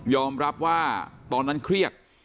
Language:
Thai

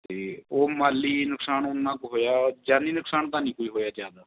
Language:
Punjabi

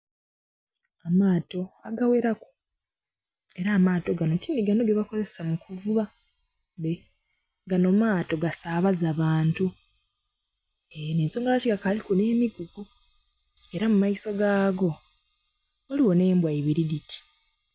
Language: Soga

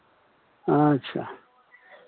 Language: Maithili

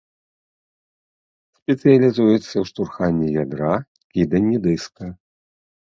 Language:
Belarusian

